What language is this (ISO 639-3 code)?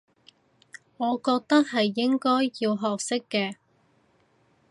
yue